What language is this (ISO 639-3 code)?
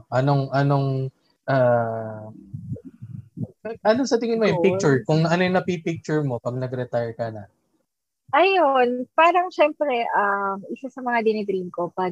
fil